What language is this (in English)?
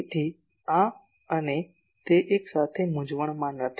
Gujarati